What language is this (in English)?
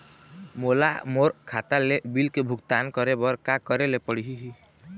Chhattisgarhi